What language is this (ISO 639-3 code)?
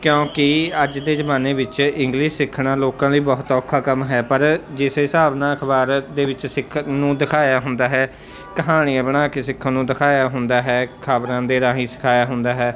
pan